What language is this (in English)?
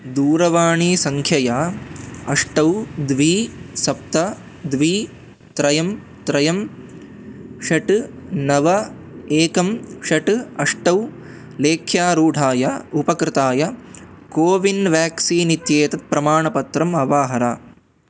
Sanskrit